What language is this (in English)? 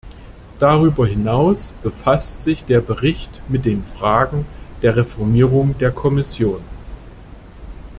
German